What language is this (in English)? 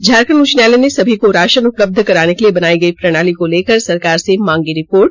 Hindi